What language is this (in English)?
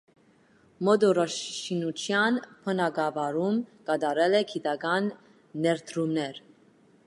Armenian